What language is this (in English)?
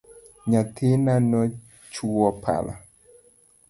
Luo (Kenya and Tanzania)